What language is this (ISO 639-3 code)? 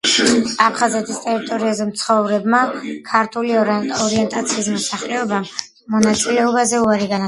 kat